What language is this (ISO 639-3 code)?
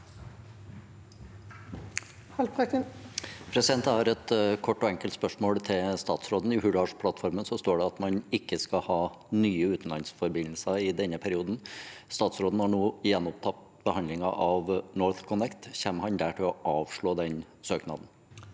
nor